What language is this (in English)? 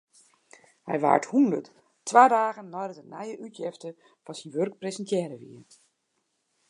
Western Frisian